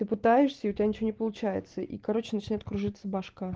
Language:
Russian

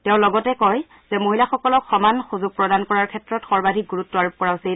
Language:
Assamese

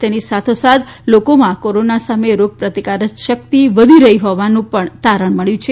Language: Gujarati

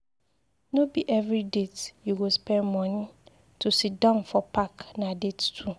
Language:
Nigerian Pidgin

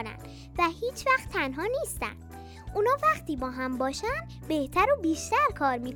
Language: Persian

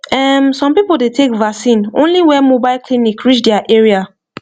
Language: Nigerian Pidgin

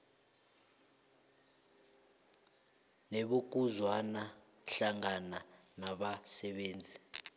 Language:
South Ndebele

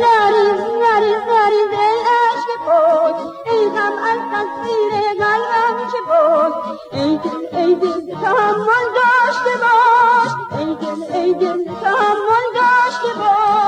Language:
Persian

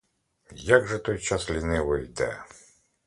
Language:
Ukrainian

